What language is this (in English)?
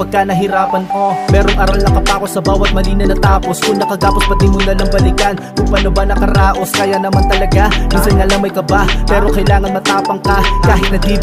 Thai